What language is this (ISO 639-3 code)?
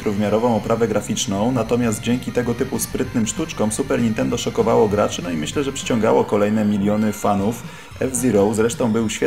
pol